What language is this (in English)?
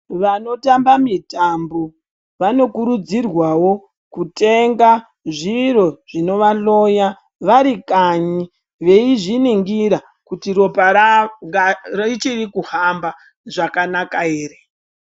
Ndau